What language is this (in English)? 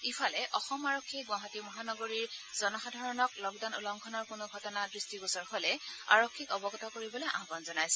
Assamese